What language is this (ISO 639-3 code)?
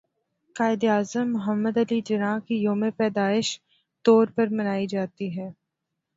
urd